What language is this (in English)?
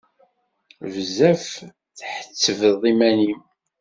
Kabyle